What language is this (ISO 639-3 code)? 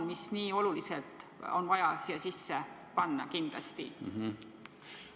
est